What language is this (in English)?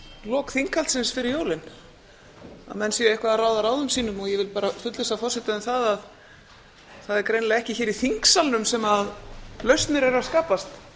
Icelandic